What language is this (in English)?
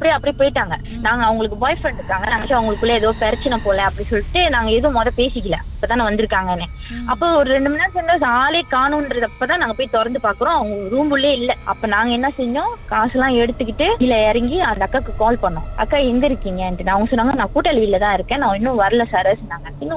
Tamil